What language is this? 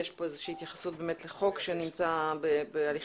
Hebrew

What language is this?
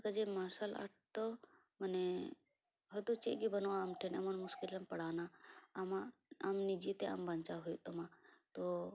Santali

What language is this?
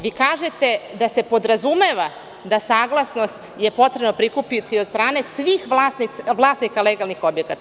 Serbian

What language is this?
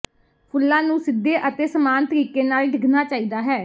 Punjabi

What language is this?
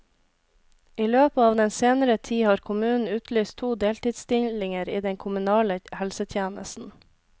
Norwegian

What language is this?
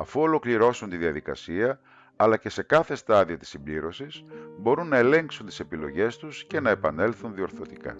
Greek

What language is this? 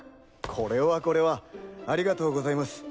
Japanese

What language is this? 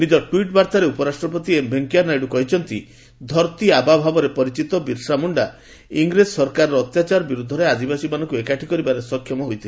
Odia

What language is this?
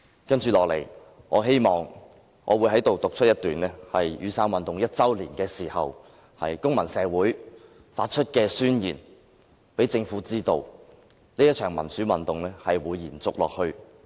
Cantonese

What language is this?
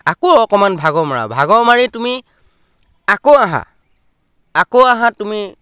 Assamese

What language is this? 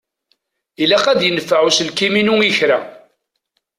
Kabyle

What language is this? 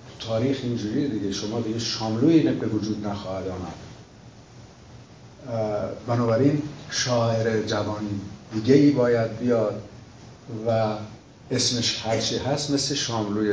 Persian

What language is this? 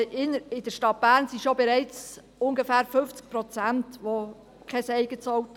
Swiss German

